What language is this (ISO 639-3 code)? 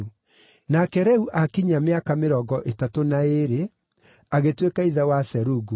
kik